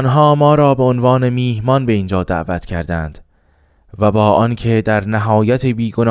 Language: Persian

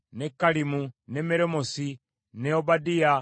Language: Ganda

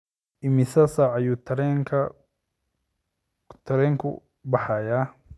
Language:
Somali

